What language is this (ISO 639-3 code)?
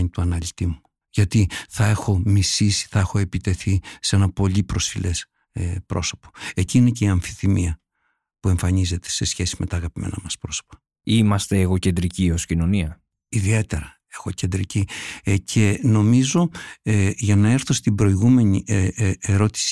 ell